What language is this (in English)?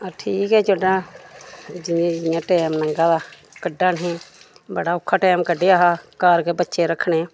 Dogri